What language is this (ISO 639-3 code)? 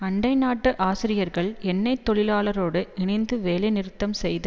tam